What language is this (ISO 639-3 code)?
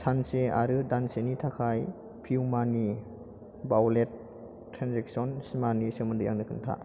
brx